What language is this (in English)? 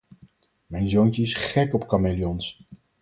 Dutch